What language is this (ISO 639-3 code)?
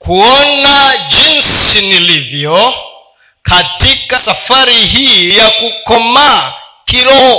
swa